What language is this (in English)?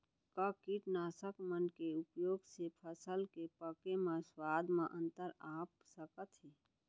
Chhattisgarhi